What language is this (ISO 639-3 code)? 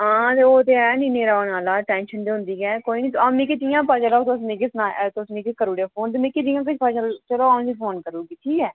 doi